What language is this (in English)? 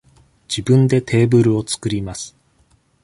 Japanese